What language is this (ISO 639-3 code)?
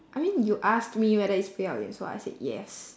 eng